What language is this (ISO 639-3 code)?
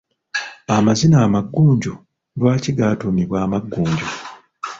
lug